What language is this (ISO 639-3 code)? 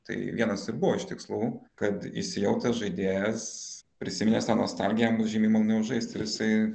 lit